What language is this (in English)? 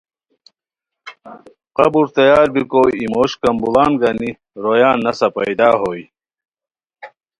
Khowar